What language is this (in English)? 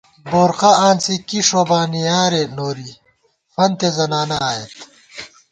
Gawar-Bati